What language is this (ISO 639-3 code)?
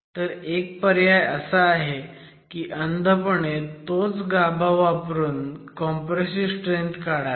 mar